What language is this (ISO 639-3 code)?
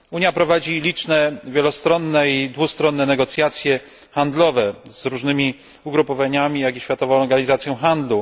pol